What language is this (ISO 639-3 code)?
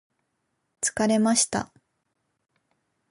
jpn